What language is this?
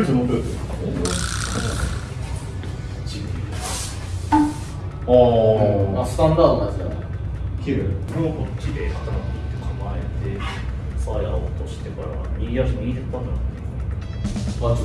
Japanese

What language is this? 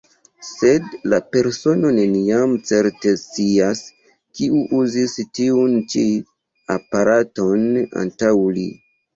Esperanto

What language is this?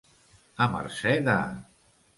Catalan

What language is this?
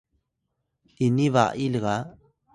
Atayal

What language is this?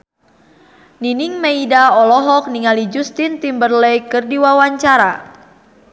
Sundanese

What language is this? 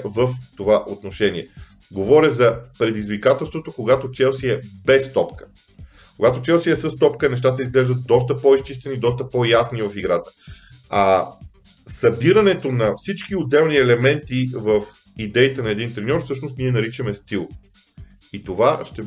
Bulgarian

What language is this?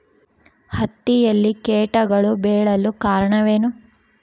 Kannada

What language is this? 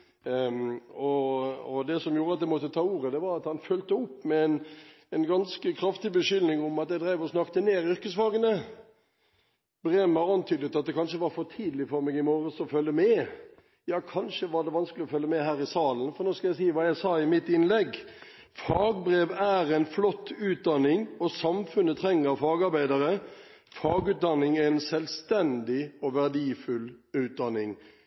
Norwegian Bokmål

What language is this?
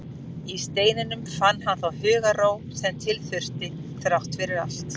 Icelandic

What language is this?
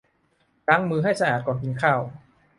Thai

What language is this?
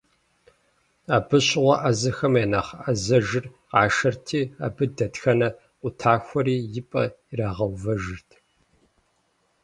Kabardian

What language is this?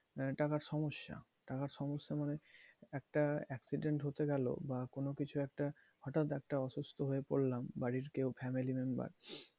Bangla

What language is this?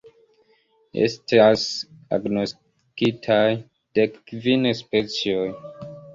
Esperanto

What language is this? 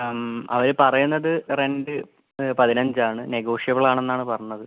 Malayalam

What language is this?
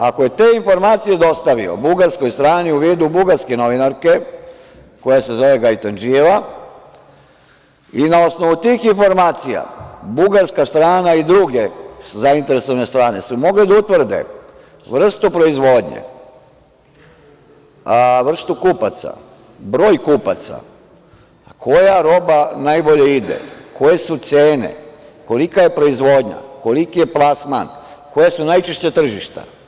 Serbian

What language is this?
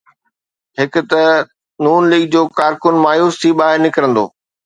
Sindhi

